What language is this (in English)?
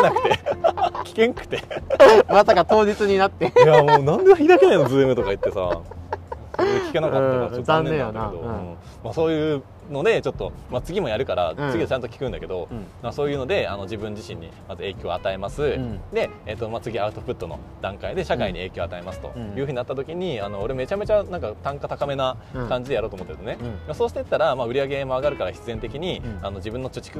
Japanese